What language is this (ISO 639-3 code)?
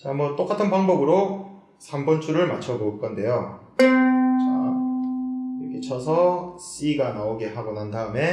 kor